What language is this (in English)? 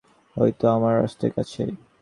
Bangla